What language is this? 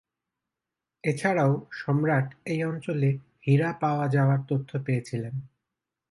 Bangla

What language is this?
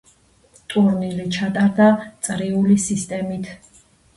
Georgian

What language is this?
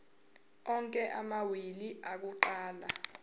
Zulu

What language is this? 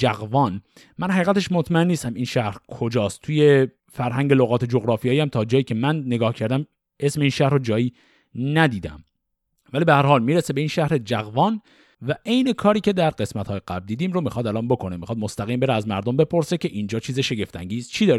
Persian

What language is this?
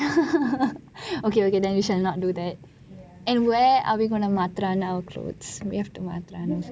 English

